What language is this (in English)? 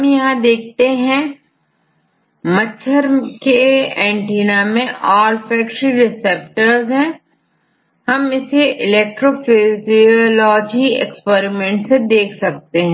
Hindi